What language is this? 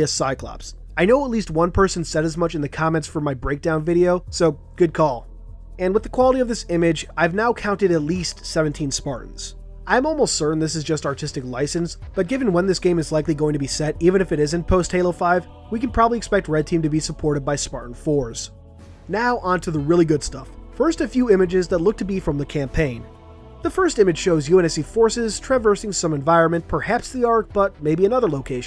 English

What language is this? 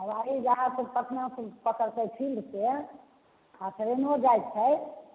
Maithili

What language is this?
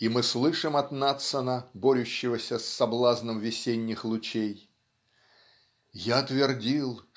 Russian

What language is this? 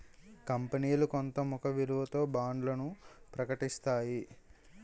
Telugu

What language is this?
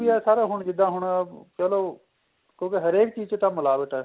Punjabi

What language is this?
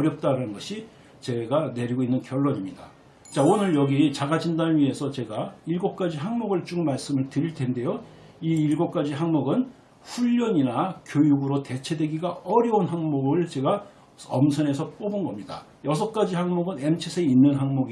Korean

